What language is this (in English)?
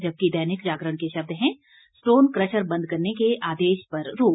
Hindi